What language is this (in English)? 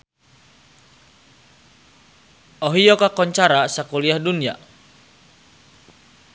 Sundanese